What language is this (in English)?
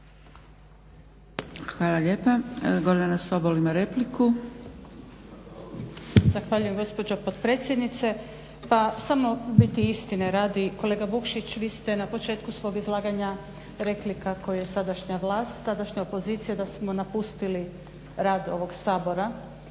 Croatian